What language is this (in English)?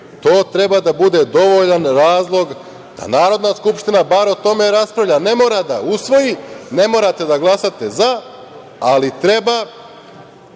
Serbian